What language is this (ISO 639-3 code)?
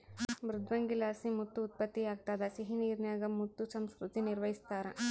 kan